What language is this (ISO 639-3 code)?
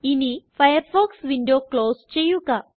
mal